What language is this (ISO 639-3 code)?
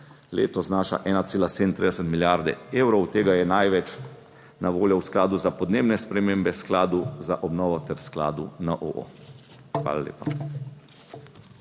slv